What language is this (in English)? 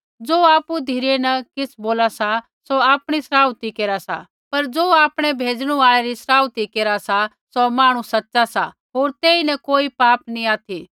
Kullu Pahari